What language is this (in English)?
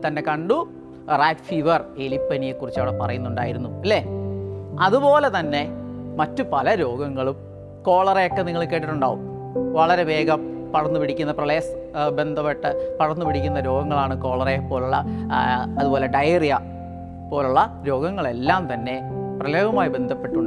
Malayalam